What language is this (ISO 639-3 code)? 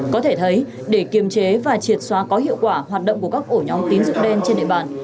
vie